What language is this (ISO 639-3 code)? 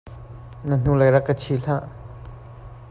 cnh